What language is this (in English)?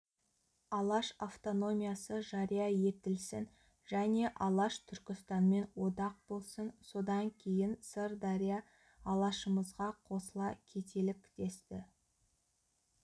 Kazakh